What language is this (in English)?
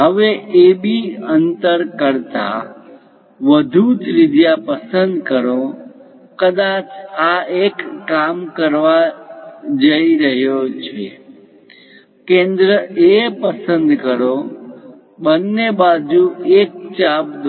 Gujarati